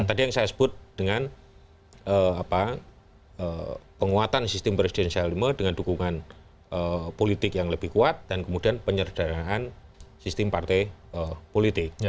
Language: Indonesian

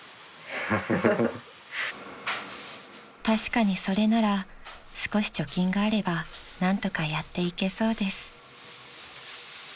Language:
Japanese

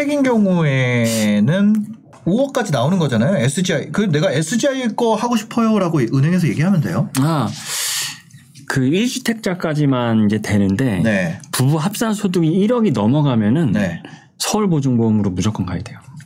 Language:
Korean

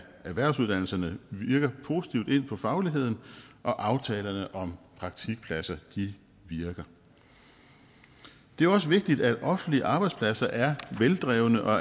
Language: Danish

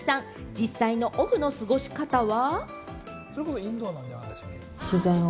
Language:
Japanese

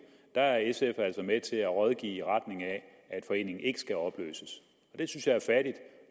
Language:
Danish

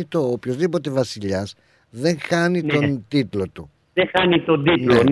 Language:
Greek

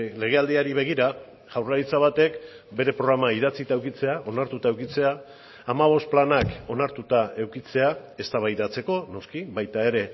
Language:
Basque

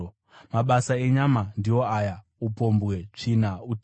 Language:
Shona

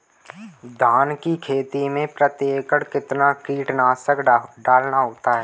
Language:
Hindi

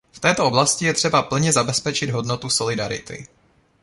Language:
Czech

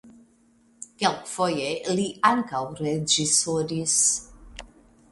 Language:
Esperanto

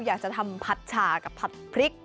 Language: Thai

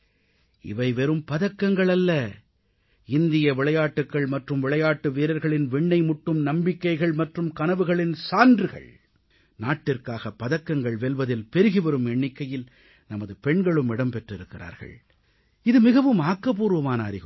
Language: Tamil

